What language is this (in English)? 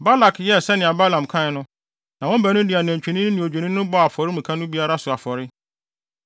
Akan